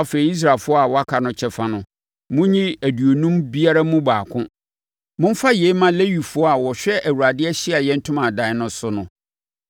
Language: Akan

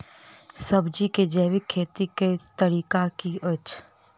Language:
Maithili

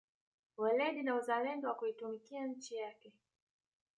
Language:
Swahili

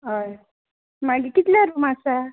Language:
Konkani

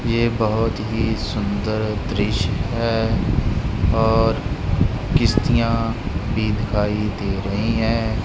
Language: Hindi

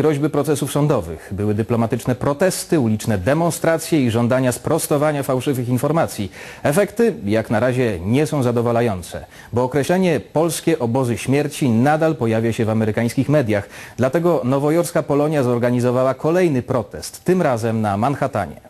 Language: Polish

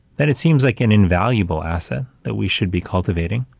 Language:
English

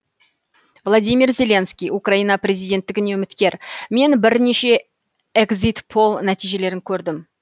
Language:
Kazakh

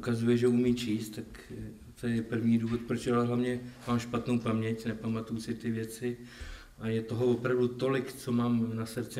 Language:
Czech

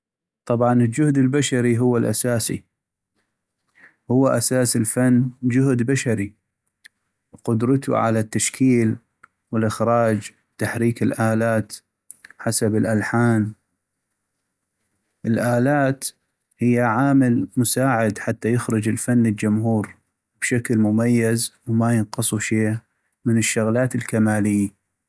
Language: North Mesopotamian Arabic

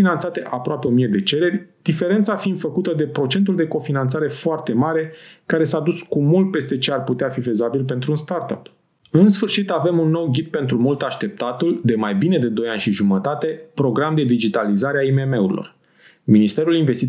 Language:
Romanian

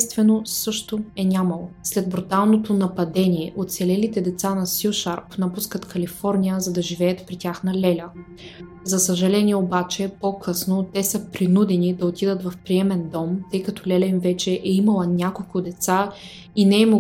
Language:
Bulgarian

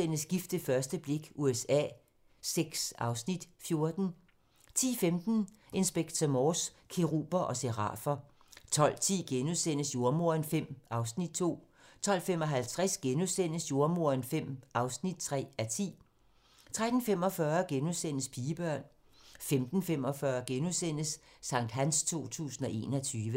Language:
Danish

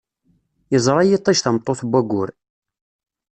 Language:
Kabyle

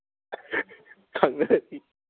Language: Manipuri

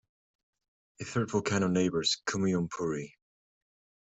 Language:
English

